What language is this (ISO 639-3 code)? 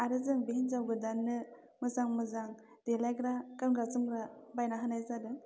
brx